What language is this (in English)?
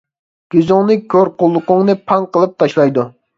Uyghur